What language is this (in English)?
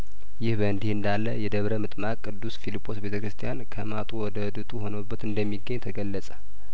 Amharic